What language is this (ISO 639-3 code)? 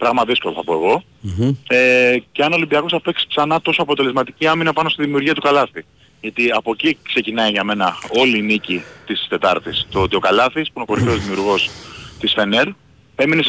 ell